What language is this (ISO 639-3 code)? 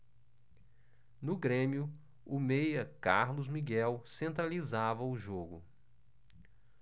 por